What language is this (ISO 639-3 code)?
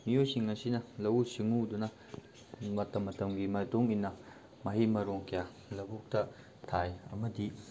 mni